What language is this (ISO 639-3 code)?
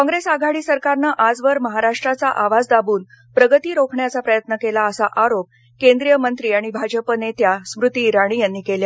mar